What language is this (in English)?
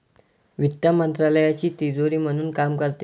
Marathi